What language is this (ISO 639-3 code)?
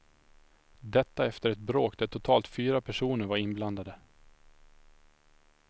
swe